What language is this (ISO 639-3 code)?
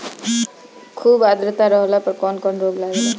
bho